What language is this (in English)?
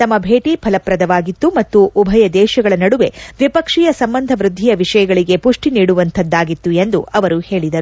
Kannada